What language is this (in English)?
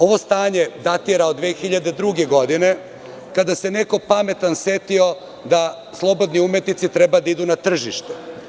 Serbian